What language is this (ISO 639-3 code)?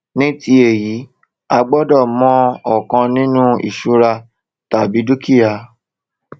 yor